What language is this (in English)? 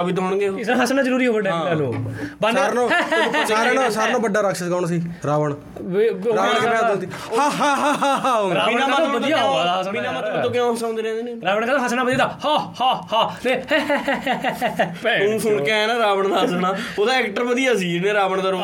Punjabi